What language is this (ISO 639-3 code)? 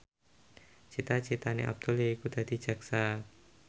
jav